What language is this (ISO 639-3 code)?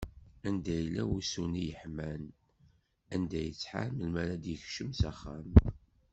kab